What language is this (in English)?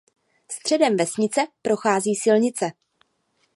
Czech